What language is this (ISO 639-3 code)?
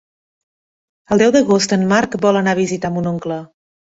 cat